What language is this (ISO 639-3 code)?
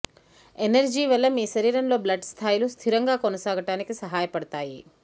tel